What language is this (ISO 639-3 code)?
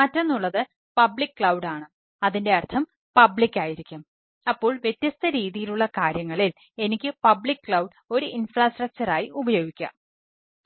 mal